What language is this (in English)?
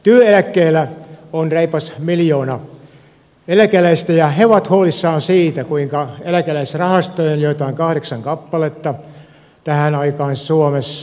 Finnish